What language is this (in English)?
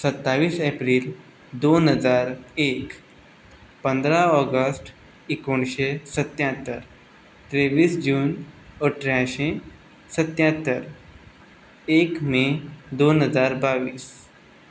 Konkani